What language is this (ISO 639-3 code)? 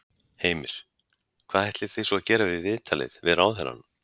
isl